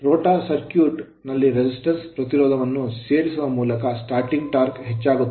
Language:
Kannada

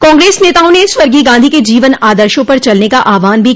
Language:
Hindi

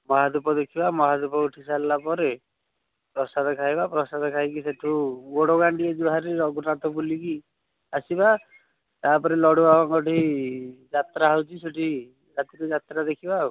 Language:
Odia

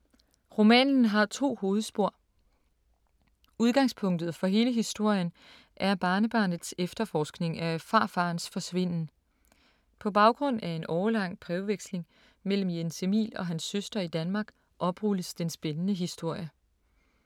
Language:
Danish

